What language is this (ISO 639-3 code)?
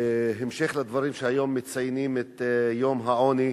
heb